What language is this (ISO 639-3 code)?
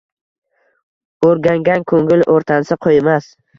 uzb